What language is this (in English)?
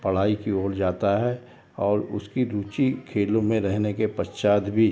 Hindi